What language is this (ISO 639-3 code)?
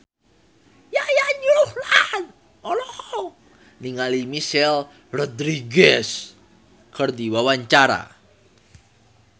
sun